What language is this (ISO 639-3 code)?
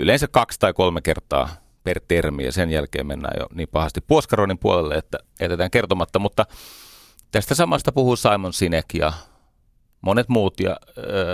fin